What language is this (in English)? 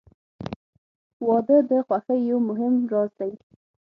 Pashto